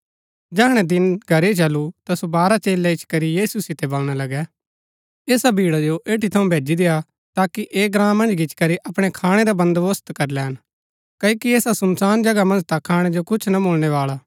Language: Gaddi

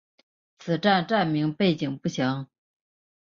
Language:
Chinese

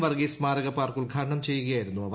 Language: Malayalam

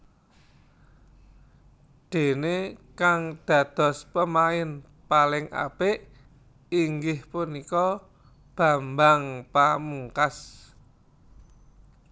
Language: Javanese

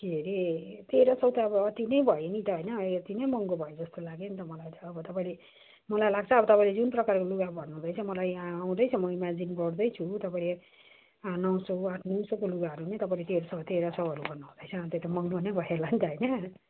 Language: Nepali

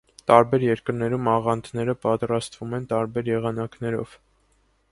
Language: Armenian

